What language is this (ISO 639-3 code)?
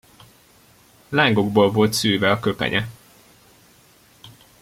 hun